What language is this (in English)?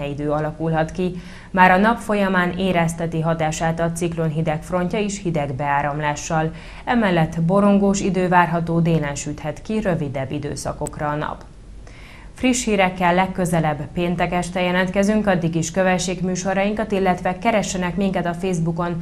Hungarian